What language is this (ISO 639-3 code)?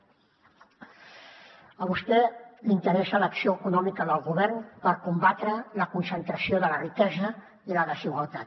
cat